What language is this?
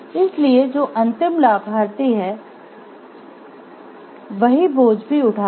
Hindi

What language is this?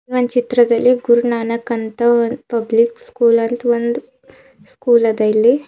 Kannada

